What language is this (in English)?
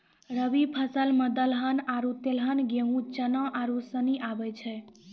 Maithili